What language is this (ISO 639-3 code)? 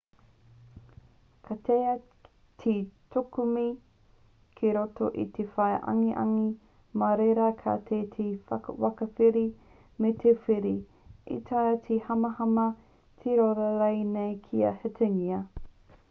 mri